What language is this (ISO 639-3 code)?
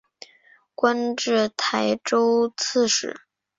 zho